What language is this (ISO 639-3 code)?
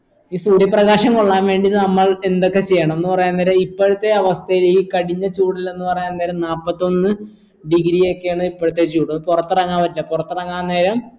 mal